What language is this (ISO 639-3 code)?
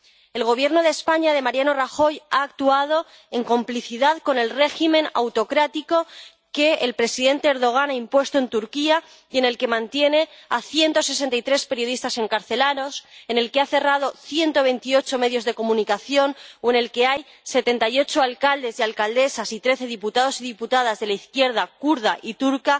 spa